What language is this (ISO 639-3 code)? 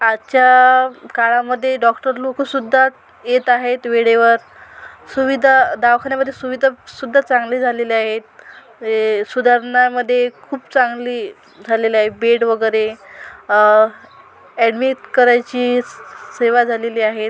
mar